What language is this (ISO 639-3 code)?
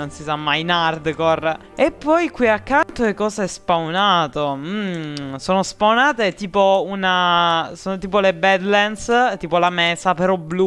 ita